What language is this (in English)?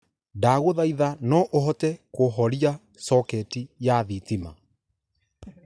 Kikuyu